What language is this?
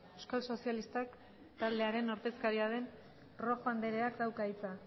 Basque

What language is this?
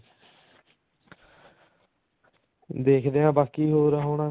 Punjabi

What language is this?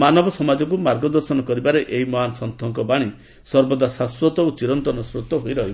Odia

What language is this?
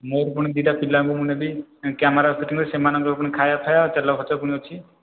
Odia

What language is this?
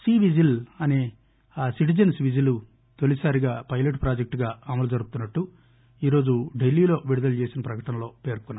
Telugu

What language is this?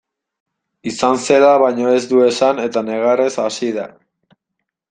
Basque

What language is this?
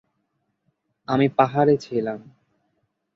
Bangla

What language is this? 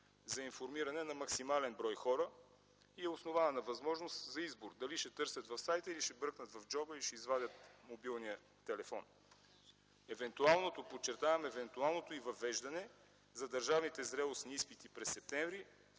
Bulgarian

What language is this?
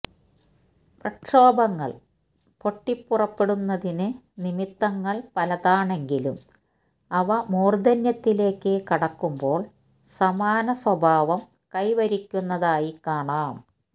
Malayalam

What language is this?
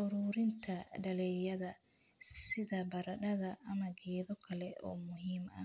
Somali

